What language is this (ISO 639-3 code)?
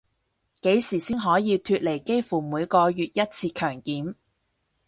yue